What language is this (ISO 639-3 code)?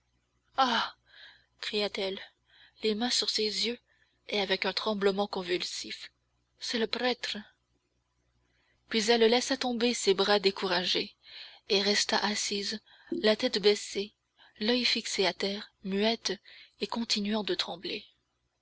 fra